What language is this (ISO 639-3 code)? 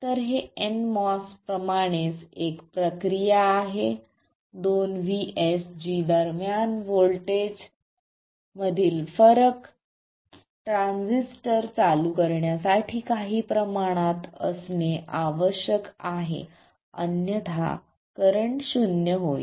mar